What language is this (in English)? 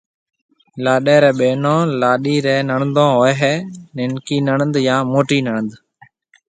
Marwari (Pakistan)